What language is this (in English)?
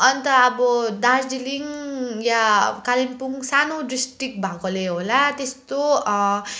Nepali